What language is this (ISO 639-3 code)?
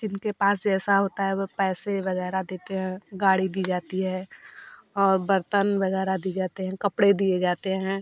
hin